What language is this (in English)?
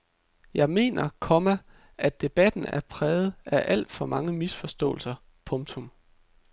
Danish